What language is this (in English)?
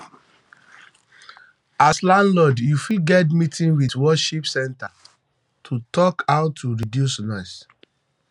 Nigerian Pidgin